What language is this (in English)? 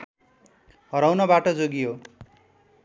Nepali